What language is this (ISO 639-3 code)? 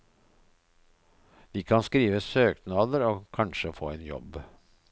nor